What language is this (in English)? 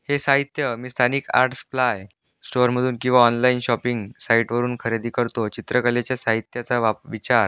Marathi